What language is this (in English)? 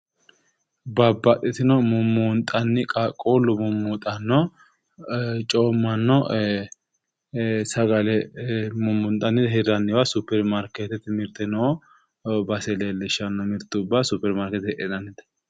Sidamo